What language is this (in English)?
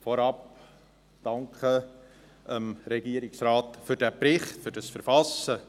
Swiss German